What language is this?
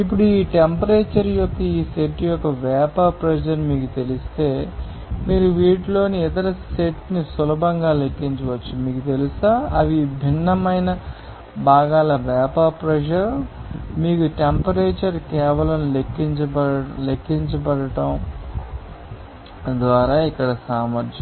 Telugu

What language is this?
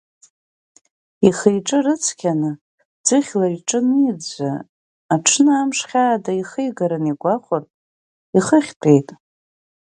Abkhazian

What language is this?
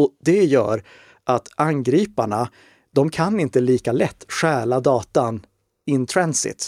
Swedish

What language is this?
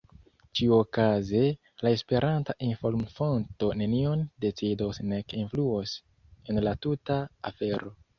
Esperanto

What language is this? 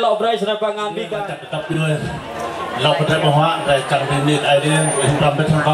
Vietnamese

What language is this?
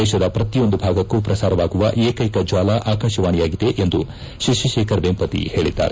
Kannada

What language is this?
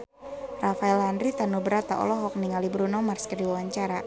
Sundanese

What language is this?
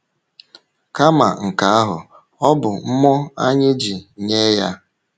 Igbo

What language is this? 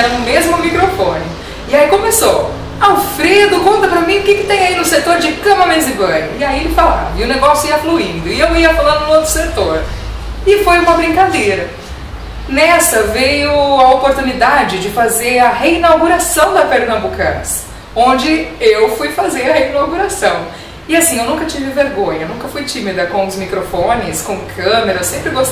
Portuguese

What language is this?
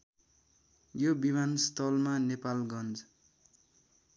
Nepali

